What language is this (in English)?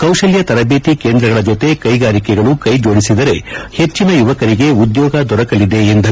Kannada